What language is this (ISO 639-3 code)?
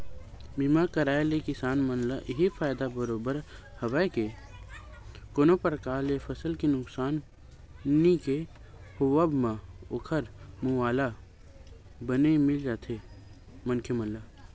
hne